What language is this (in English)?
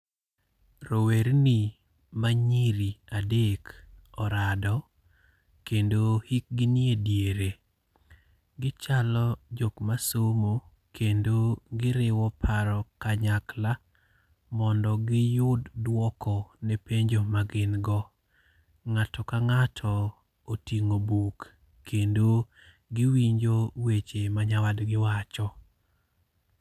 Luo (Kenya and Tanzania)